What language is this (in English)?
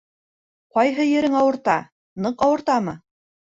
Bashkir